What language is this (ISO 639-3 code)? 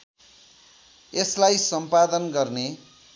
nep